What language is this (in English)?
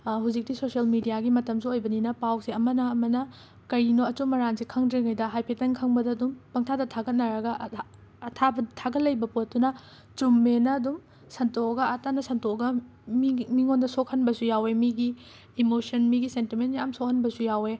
Manipuri